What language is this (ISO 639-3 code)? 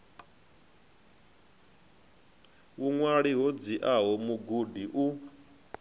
ven